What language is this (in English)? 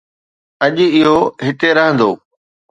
Sindhi